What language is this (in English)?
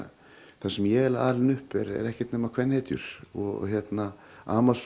Icelandic